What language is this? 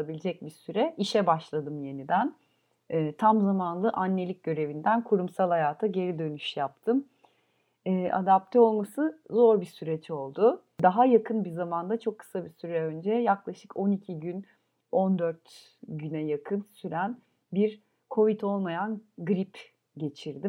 Turkish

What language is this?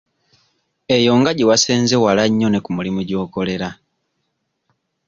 Ganda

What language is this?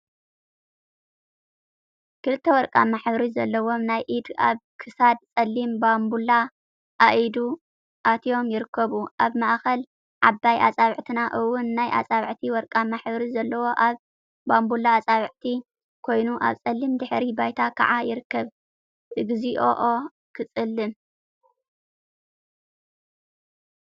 Tigrinya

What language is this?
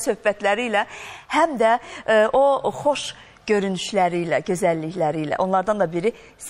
Turkish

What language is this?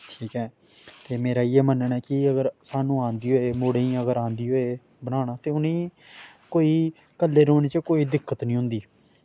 Dogri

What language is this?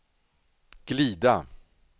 Swedish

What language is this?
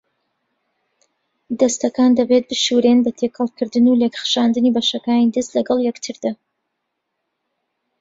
Central Kurdish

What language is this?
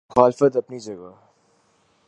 Urdu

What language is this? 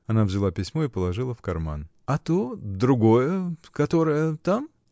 Russian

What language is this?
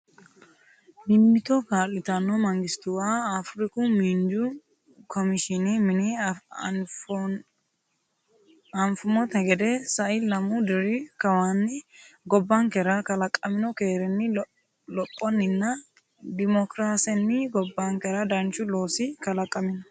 Sidamo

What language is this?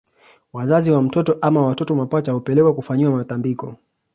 Swahili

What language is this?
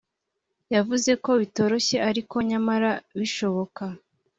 Kinyarwanda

